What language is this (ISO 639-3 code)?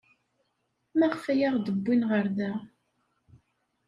kab